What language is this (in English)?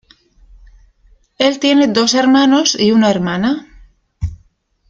Spanish